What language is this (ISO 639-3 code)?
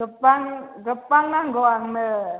brx